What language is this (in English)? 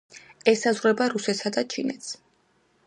Georgian